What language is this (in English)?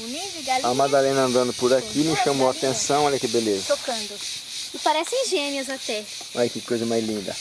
Portuguese